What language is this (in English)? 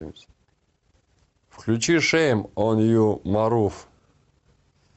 Russian